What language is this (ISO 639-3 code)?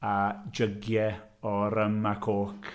cym